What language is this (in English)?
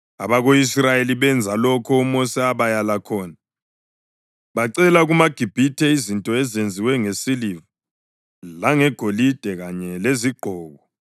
North Ndebele